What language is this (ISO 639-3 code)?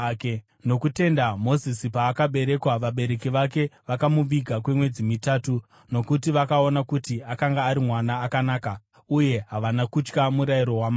sna